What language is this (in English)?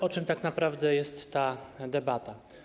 Polish